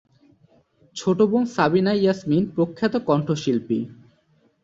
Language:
Bangla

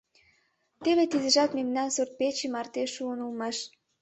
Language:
Mari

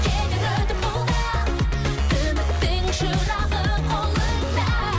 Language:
Kazakh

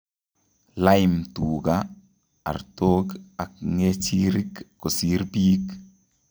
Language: Kalenjin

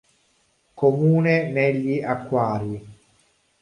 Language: Italian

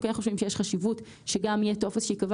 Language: Hebrew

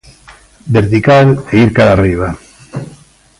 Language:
Galician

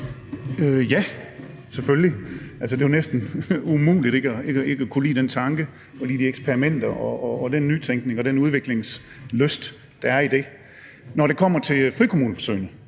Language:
Danish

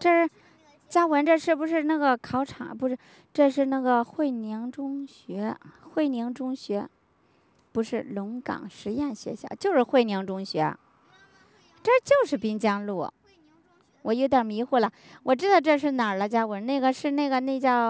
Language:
Chinese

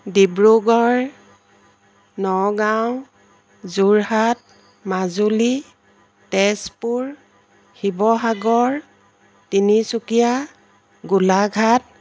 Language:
Assamese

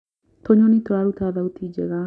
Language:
Kikuyu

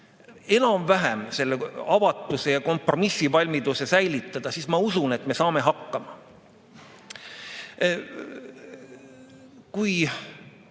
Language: Estonian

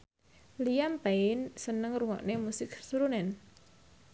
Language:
Javanese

